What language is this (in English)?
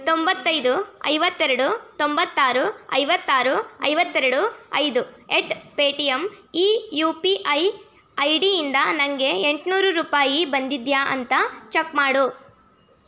Kannada